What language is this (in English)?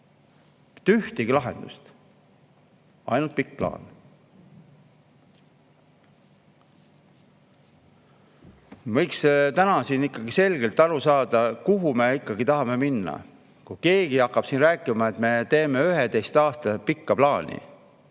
Estonian